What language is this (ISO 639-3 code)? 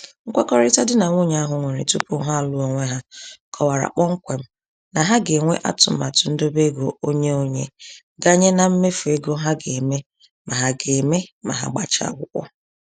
ibo